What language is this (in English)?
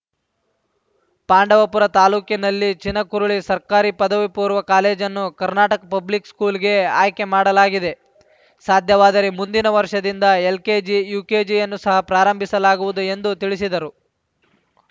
Kannada